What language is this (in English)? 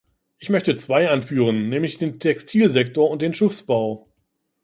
German